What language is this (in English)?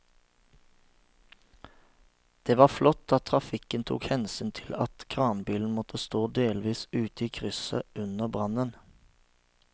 Norwegian